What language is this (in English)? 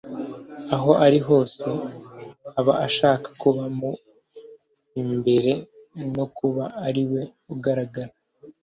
Kinyarwanda